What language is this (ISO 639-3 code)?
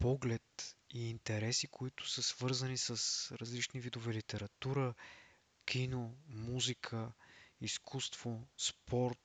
bul